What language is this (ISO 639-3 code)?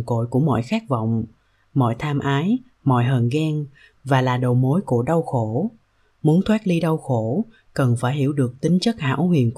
vie